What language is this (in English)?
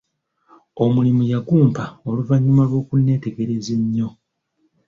Ganda